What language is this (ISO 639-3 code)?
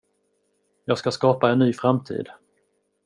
swe